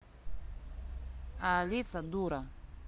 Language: Russian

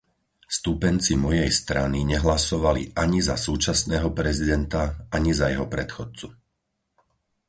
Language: Slovak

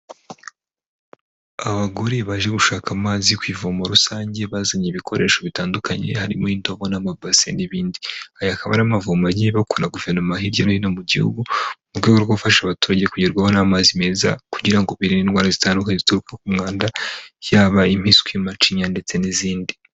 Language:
Kinyarwanda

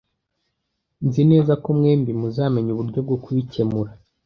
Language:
Kinyarwanda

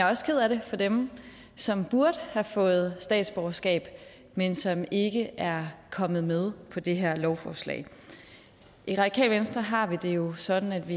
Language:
Danish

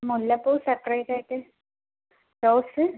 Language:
Malayalam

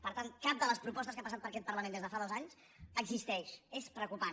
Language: Catalan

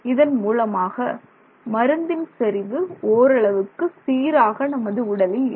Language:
Tamil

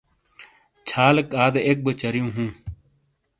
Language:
Shina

